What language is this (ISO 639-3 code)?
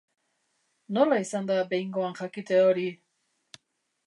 eus